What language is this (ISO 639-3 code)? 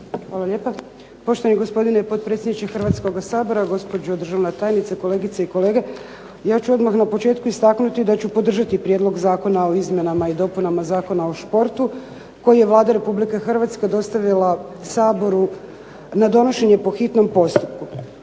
hrv